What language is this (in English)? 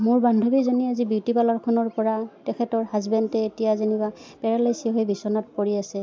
Assamese